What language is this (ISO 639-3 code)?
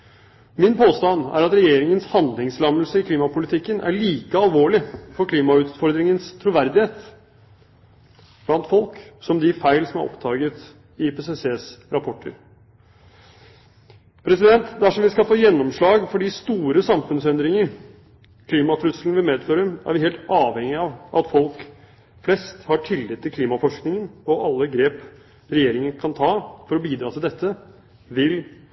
nob